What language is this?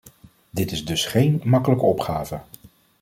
Dutch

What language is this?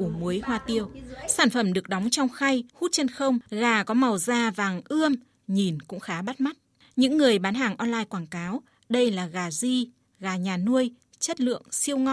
Vietnamese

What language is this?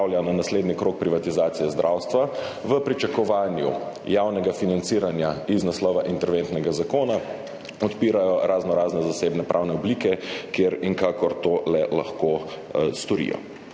Slovenian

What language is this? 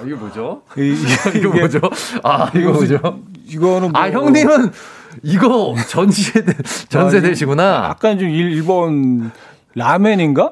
Korean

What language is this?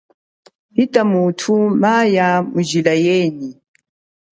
Chokwe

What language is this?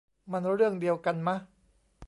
Thai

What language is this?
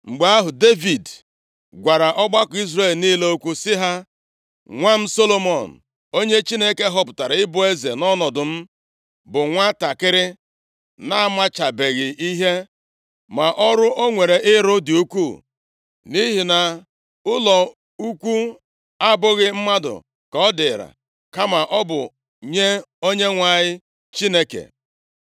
Igbo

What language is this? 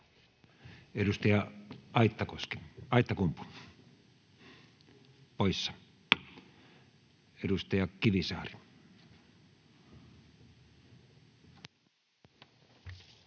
Finnish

